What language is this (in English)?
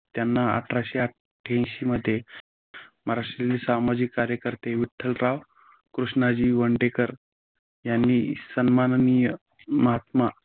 Marathi